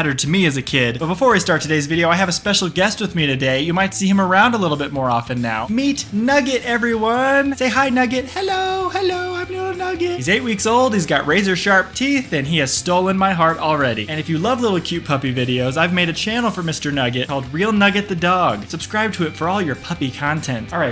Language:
English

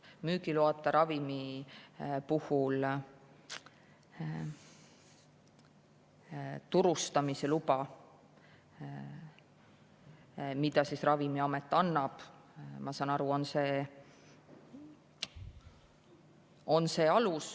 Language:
Estonian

